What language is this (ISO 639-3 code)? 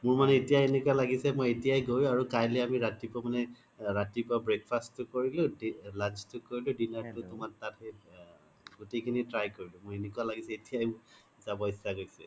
asm